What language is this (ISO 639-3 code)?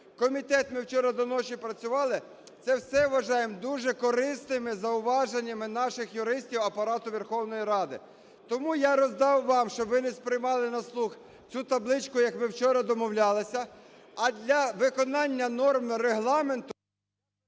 ukr